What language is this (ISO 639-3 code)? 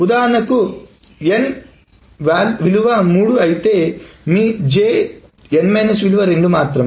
tel